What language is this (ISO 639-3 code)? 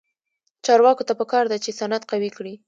pus